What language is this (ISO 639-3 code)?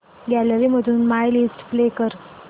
mar